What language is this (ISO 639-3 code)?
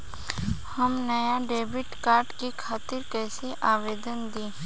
bho